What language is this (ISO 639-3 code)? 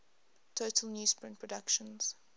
eng